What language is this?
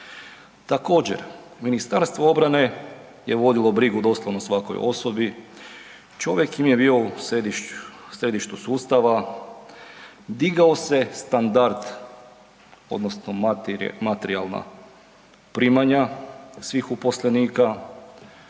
Croatian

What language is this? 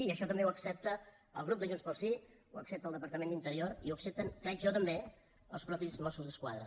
Catalan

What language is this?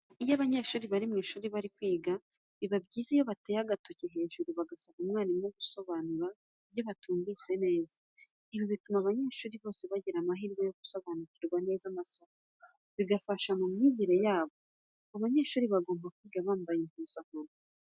Kinyarwanda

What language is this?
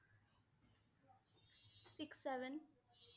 Assamese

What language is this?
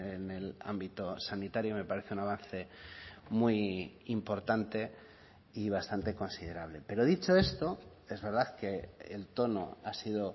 Spanish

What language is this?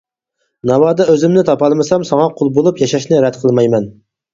Uyghur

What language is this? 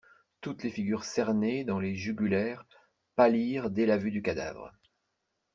French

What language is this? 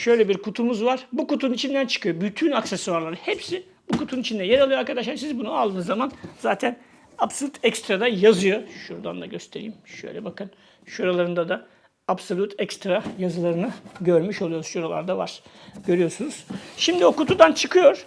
Turkish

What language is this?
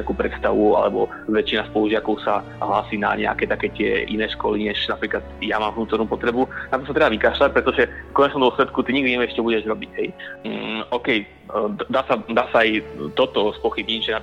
Slovak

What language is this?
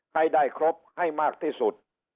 Thai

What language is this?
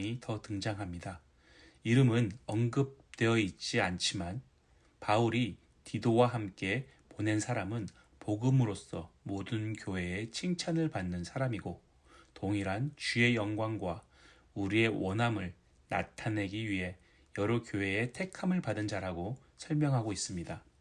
Korean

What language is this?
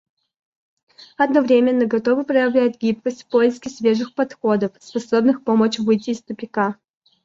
Russian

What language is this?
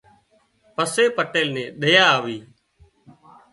Wadiyara Koli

